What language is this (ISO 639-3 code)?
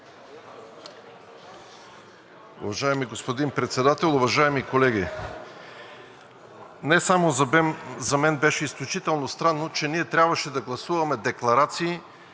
bul